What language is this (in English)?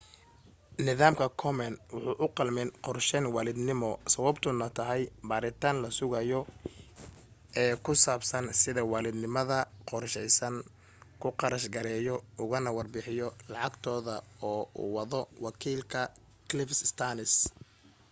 Somali